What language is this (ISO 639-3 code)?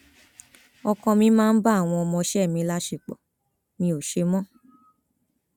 yor